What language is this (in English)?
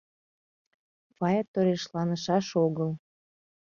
Mari